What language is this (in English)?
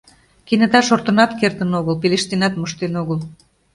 Mari